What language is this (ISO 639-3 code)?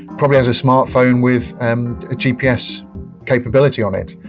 eng